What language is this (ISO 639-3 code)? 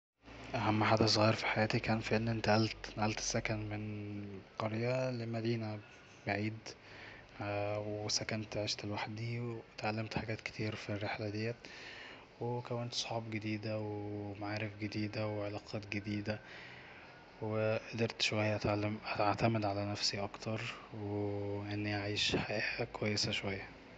arz